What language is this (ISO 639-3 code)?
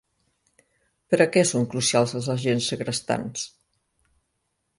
cat